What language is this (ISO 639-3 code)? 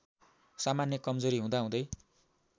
nep